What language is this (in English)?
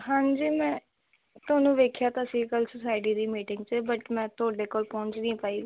Punjabi